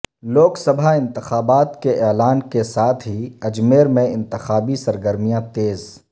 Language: Urdu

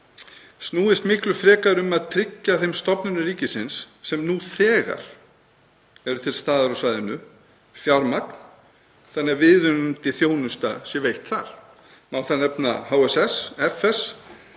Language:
Icelandic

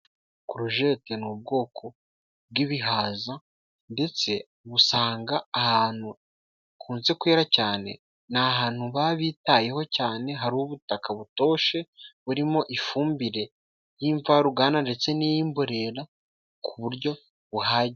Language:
Kinyarwanda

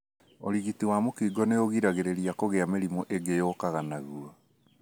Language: Kikuyu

